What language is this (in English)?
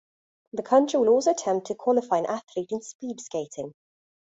English